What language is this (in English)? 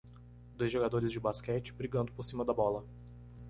Portuguese